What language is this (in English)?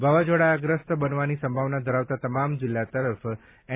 Gujarati